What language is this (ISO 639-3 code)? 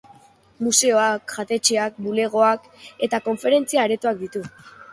eus